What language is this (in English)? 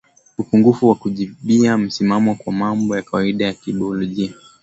Swahili